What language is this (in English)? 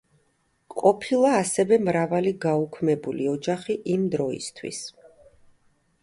Georgian